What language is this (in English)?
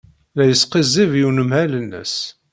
Kabyle